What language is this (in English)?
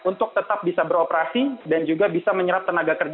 Indonesian